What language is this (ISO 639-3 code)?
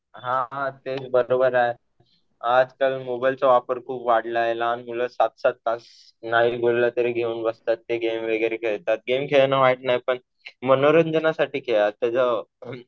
mar